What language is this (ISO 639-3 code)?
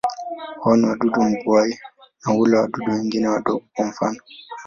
swa